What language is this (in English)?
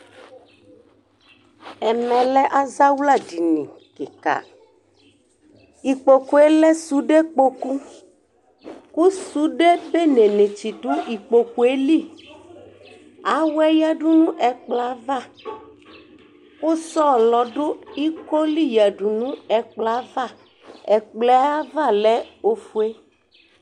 Ikposo